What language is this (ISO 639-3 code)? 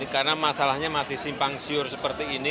ind